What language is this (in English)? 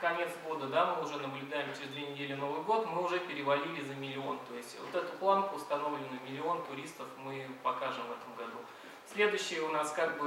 Russian